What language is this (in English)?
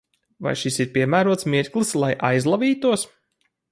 Latvian